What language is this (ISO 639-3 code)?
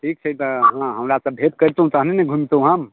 mai